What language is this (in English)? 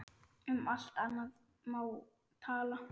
Icelandic